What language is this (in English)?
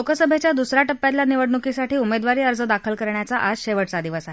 Marathi